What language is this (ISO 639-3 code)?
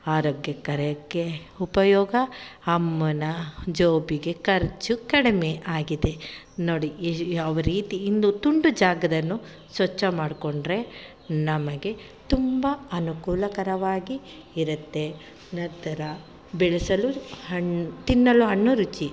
kan